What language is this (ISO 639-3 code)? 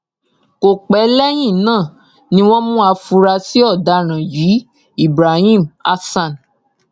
yor